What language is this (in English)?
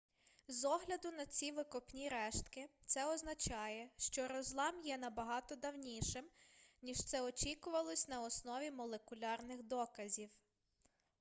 Ukrainian